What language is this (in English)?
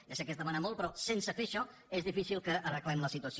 Catalan